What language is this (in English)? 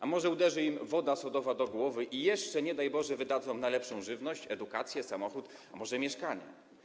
Polish